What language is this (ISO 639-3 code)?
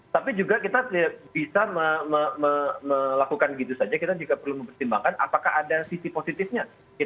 ind